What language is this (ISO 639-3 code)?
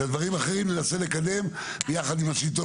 heb